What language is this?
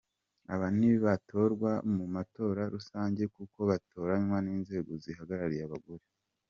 Kinyarwanda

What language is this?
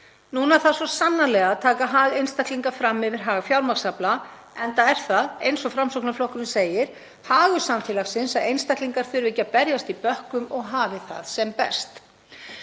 Icelandic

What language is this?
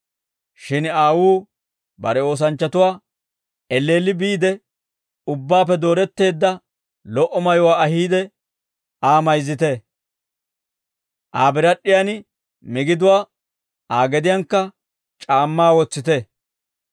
Dawro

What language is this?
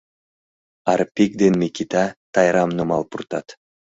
Mari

